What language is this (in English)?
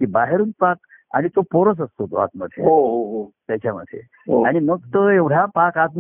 Marathi